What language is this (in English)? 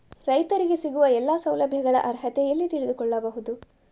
Kannada